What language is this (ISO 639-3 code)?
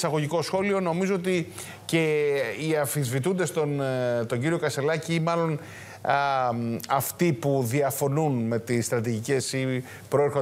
ell